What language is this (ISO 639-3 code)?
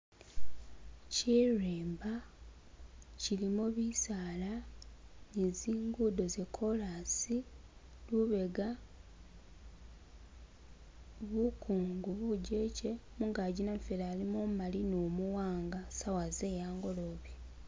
myx